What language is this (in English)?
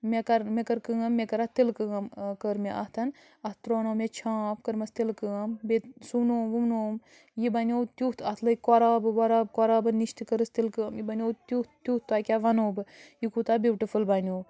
Kashmiri